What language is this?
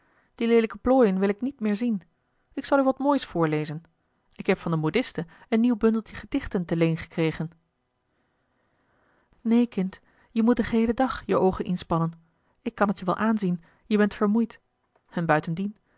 Dutch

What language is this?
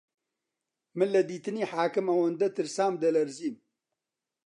Central Kurdish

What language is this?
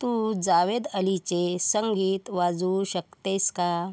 Marathi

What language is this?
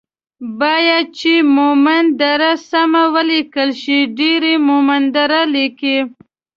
Pashto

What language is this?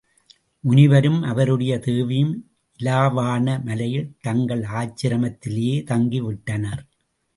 Tamil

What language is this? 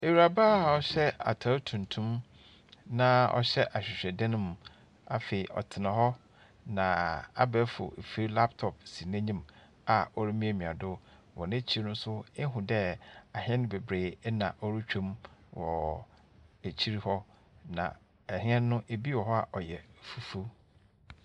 Akan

